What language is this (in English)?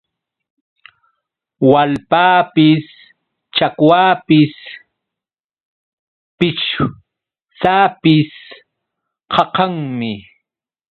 Yauyos Quechua